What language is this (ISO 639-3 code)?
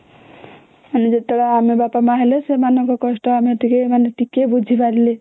ori